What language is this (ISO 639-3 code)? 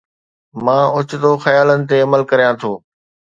snd